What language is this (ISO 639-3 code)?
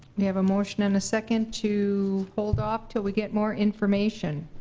eng